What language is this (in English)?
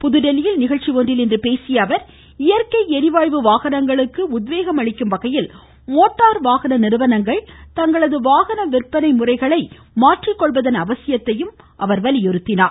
Tamil